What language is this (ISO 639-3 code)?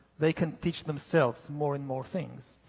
eng